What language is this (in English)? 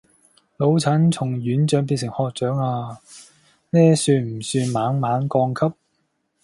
Cantonese